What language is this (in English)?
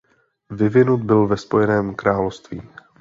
Czech